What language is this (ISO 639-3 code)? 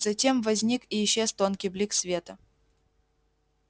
rus